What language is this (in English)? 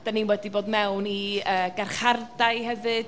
Welsh